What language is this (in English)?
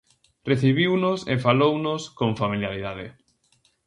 Galician